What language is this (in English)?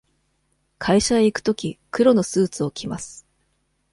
Japanese